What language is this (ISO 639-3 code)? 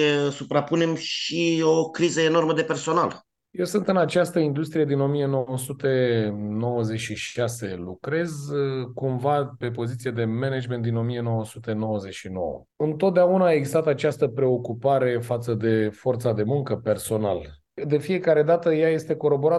ron